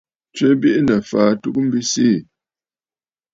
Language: Bafut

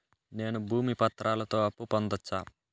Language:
Telugu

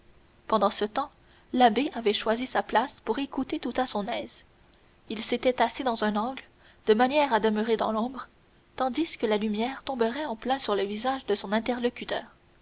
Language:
French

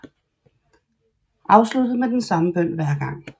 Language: Danish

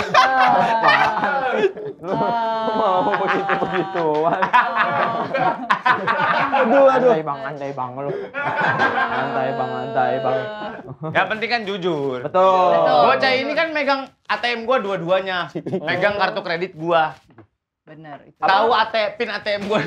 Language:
Indonesian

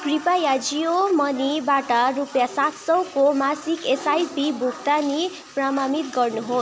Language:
Nepali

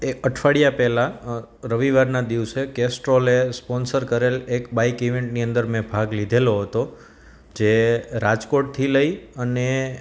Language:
Gujarati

